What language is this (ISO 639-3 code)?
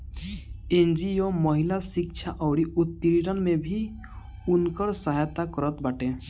bho